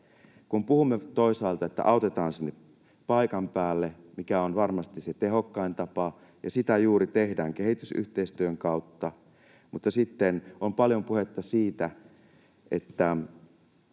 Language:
Finnish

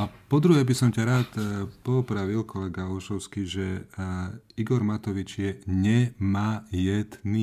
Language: Slovak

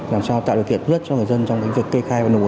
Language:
Vietnamese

